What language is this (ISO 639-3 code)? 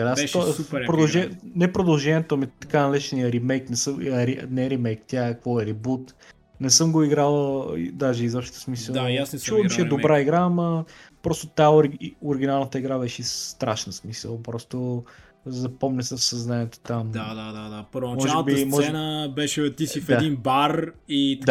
bul